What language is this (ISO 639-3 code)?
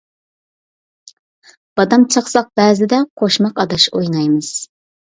uig